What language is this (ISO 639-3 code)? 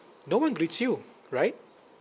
eng